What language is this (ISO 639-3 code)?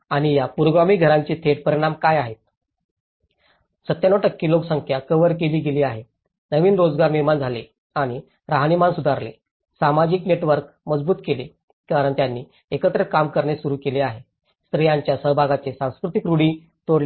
mar